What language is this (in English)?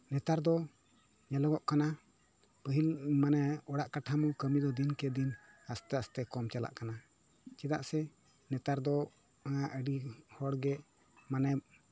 Santali